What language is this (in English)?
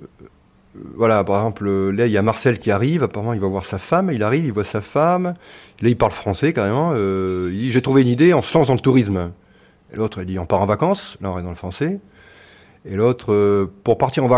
French